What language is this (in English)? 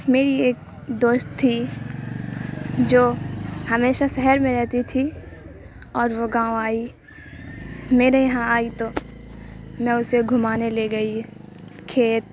Urdu